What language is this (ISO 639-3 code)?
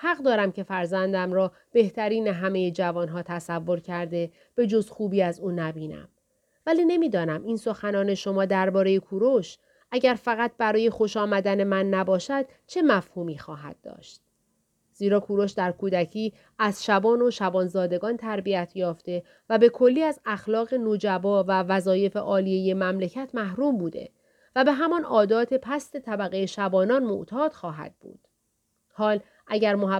fas